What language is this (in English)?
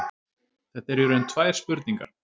Icelandic